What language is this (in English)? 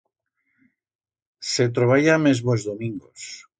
Aragonese